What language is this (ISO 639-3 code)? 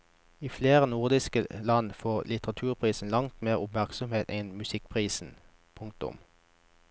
nor